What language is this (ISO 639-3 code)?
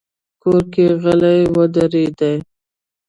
pus